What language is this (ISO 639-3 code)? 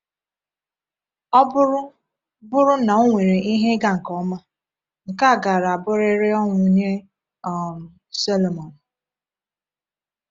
ibo